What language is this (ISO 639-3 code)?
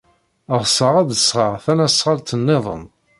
kab